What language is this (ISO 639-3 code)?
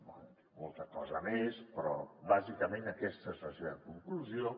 cat